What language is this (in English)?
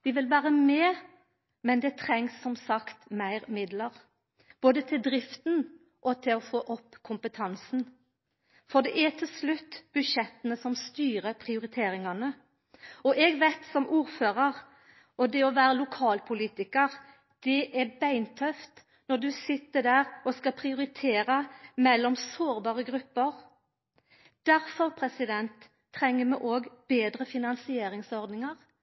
Norwegian Nynorsk